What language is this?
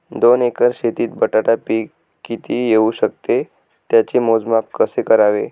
Marathi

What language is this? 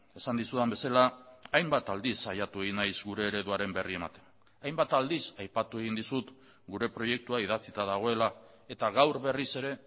Basque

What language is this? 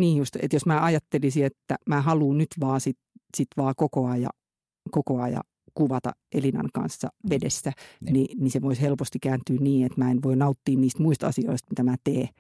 Finnish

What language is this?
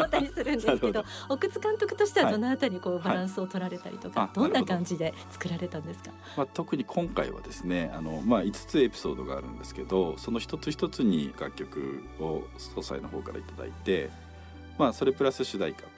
Japanese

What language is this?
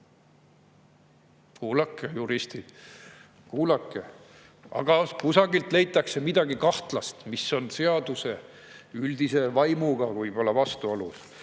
Estonian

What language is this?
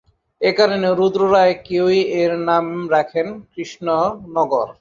Bangla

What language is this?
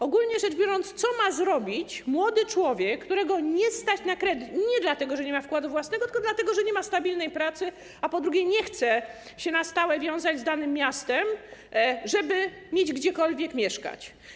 Polish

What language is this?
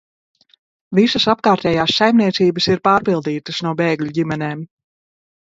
Latvian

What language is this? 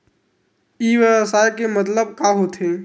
Chhattisgarhi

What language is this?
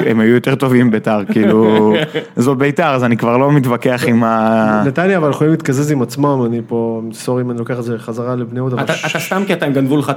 Hebrew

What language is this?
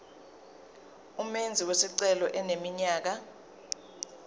Zulu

